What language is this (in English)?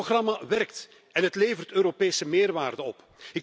Dutch